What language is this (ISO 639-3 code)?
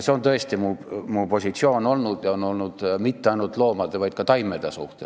est